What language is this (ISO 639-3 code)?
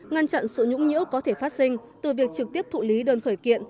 vie